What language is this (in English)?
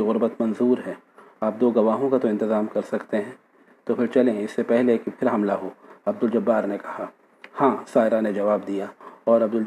Urdu